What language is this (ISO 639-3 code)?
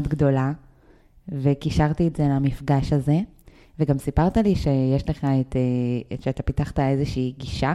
heb